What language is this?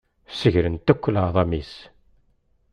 Kabyle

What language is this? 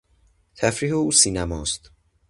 Persian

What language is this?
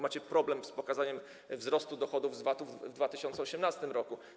Polish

